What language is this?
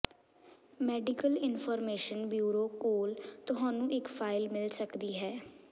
Punjabi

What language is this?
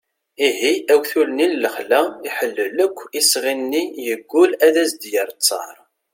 Kabyle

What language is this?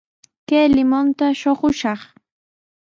Sihuas Ancash Quechua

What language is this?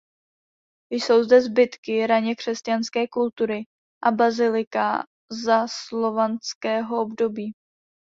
Czech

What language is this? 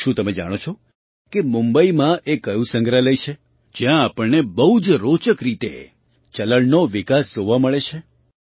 Gujarati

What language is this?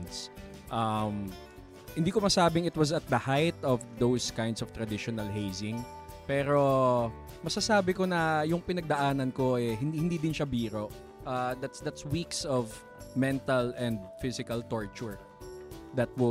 Filipino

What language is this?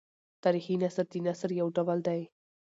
Pashto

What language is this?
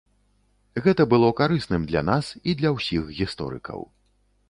Belarusian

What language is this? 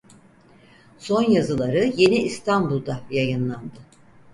Turkish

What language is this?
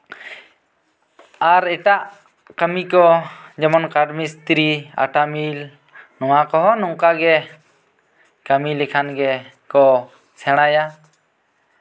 Santali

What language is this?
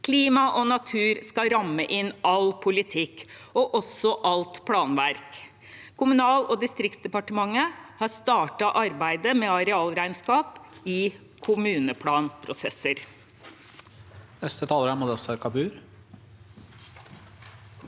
Norwegian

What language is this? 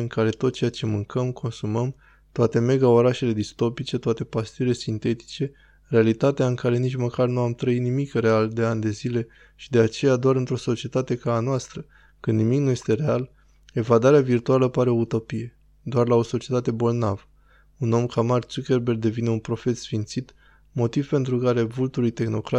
Romanian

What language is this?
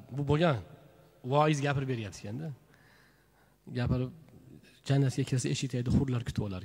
Turkish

